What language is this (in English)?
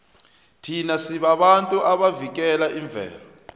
South Ndebele